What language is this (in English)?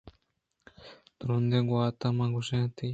Eastern Balochi